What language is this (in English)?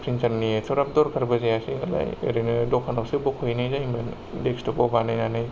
Bodo